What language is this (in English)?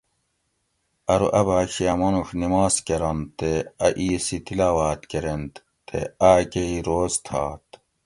Gawri